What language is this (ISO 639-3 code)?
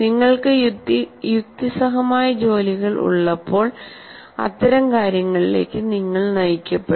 mal